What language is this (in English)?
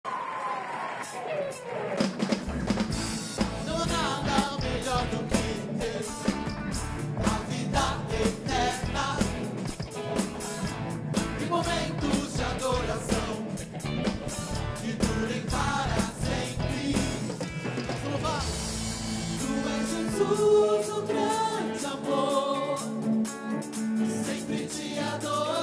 Portuguese